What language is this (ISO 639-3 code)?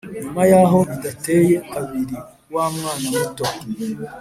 kin